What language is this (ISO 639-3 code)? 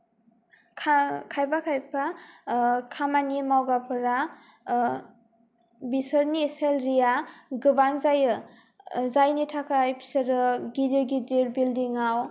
brx